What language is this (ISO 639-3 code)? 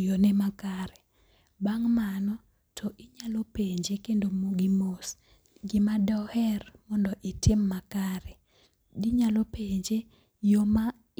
luo